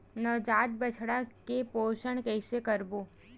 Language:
Chhattisgarhi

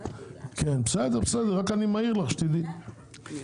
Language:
Hebrew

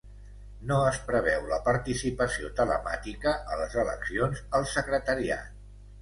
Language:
Catalan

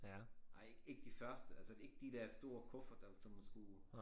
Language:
Danish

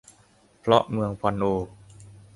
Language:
Thai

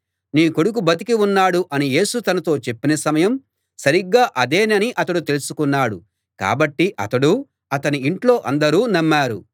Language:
Telugu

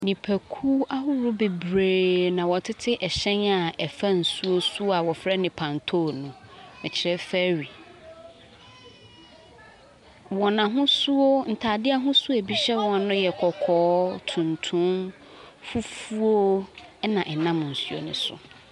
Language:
Akan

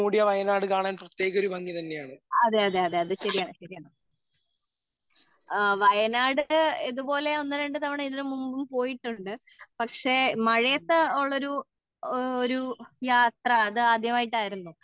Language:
Malayalam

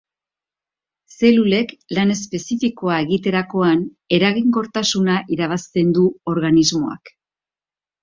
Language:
Basque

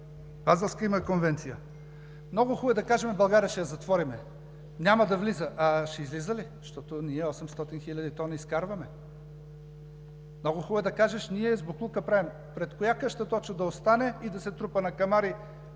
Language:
Bulgarian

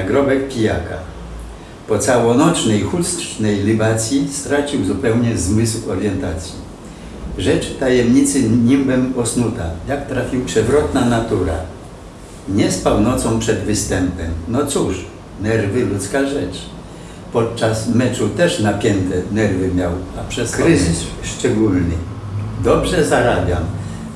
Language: Polish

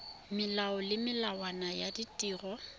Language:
Tswana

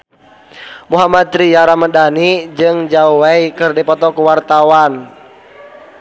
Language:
Sundanese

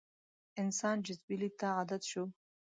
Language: Pashto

